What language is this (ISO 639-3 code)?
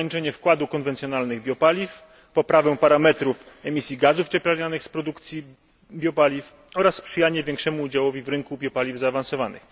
pol